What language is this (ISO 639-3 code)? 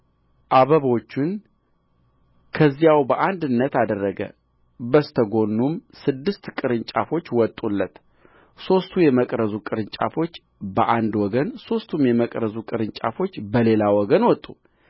amh